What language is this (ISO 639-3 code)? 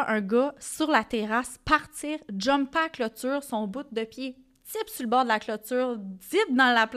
fra